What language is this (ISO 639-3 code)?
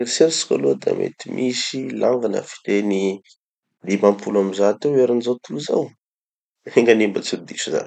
txy